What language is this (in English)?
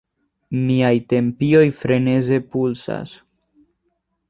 Esperanto